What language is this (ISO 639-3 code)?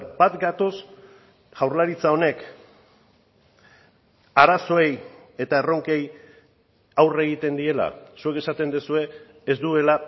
eus